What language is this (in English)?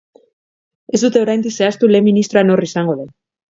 Basque